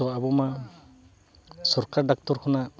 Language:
Santali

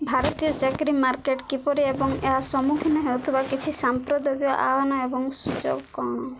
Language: Odia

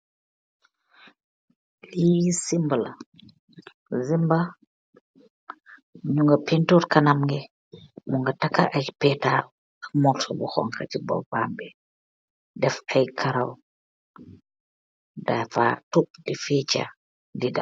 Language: Wolof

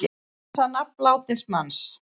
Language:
Icelandic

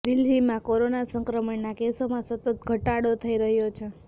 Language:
Gujarati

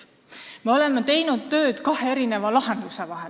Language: Estonian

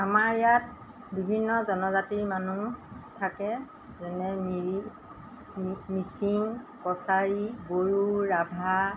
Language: Assamese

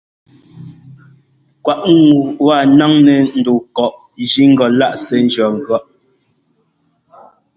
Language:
Ngomba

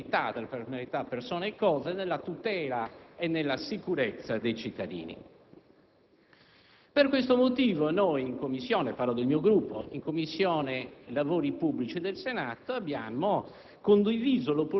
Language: Italian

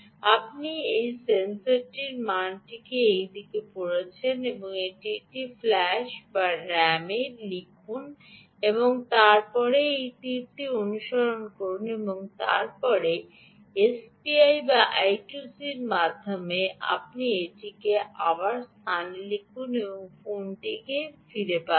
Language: Bangla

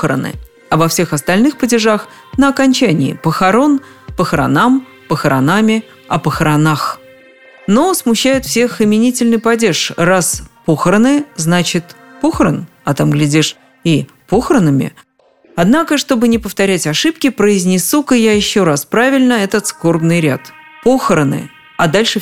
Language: Russian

